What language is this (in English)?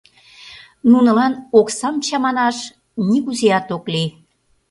Mari